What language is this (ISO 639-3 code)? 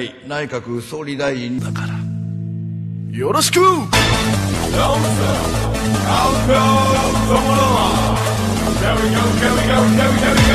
ara